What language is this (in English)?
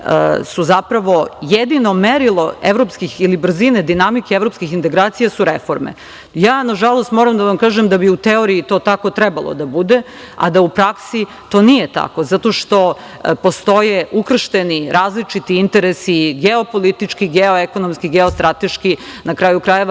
Serbian